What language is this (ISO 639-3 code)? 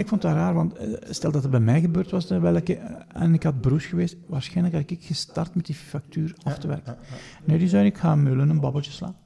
nld